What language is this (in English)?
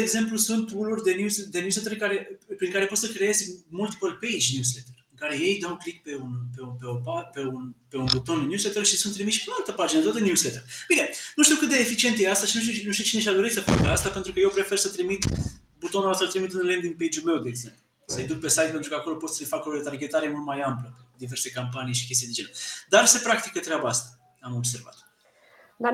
Romanian